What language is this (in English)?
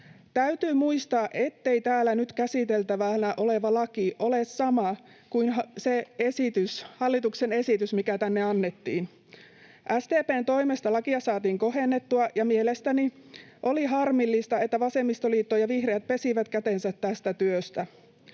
Finnish